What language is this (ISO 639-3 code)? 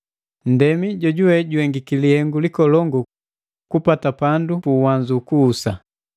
mgv